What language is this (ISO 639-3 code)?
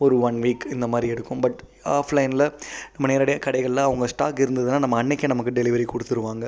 tam